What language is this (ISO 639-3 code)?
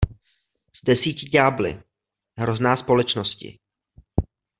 ces